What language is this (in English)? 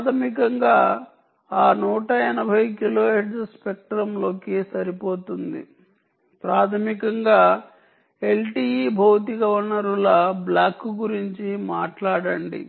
Telugu